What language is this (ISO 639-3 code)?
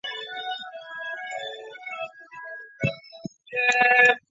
zho